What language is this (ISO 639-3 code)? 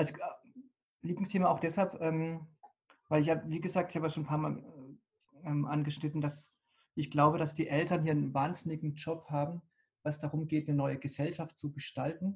deu